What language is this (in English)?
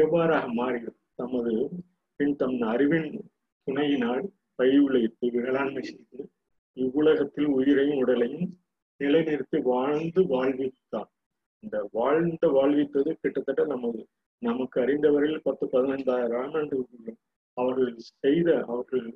Tamil